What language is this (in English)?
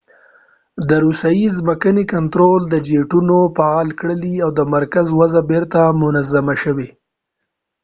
Pashto